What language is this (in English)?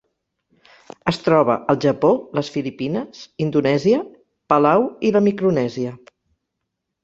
Catalan